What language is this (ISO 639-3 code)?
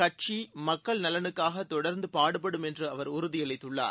tam